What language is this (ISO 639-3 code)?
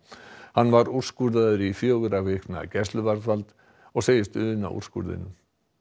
isl